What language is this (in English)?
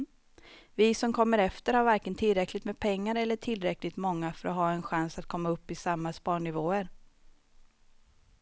Swedish